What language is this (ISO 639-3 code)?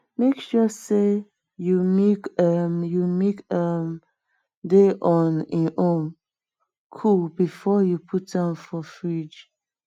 pcm